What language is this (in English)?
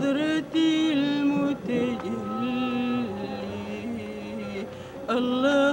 Arabic